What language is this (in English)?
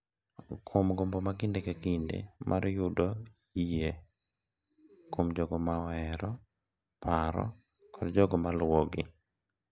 Luo (Kenya and Tanzania)